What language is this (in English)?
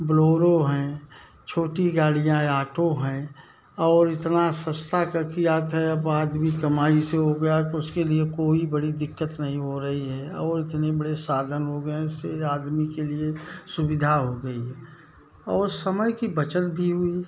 Hindi